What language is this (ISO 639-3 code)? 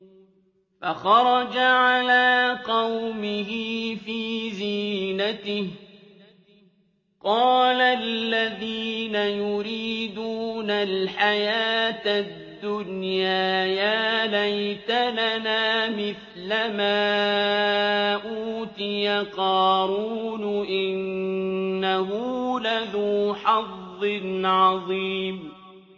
ara